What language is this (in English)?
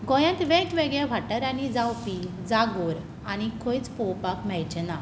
Konkani